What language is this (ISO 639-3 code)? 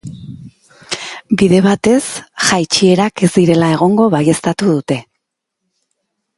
eus